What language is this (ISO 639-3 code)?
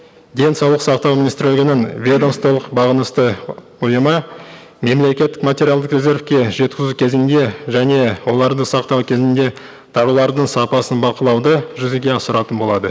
kaz